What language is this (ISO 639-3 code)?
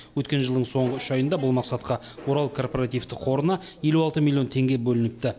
kaz